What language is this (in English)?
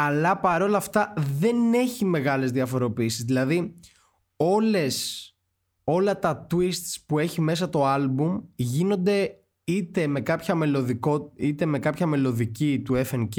Greek